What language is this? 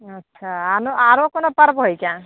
Maithili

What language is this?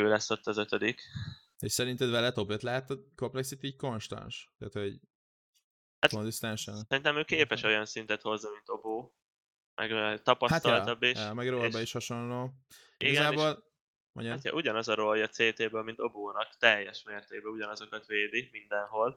Hungarian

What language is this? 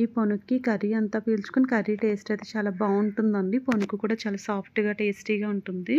Telugu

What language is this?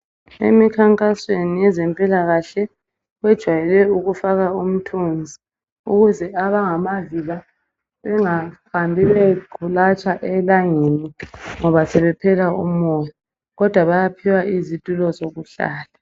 North Ndebele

